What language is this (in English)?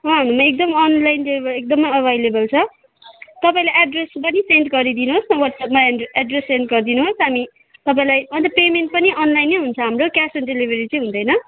Nepali